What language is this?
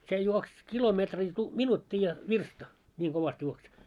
Finnish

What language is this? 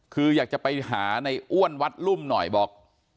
Thai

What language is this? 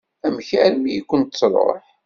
Kabyle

